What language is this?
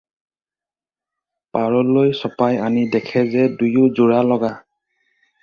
Assamese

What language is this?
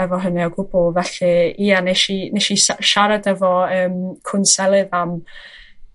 Welsh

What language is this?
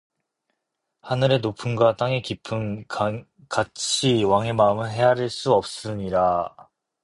Korean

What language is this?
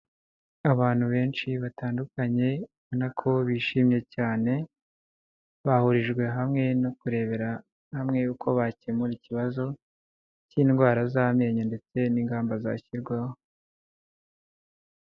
Kinyarwanda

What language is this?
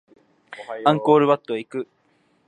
Japanese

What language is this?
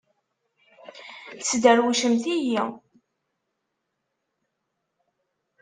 Kabyle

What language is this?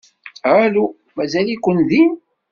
Kabyle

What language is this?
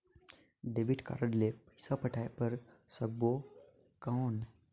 Chhattisgarhi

